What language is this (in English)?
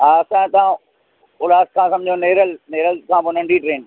Sindhi